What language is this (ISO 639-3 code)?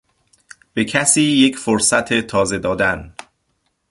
fas